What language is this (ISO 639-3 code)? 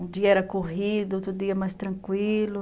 por